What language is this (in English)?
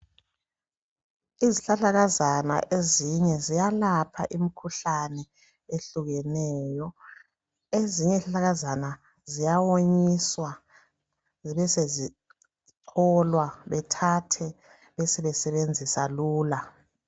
North Ndebele